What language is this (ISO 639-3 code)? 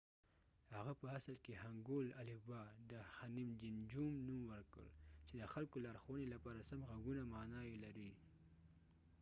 pus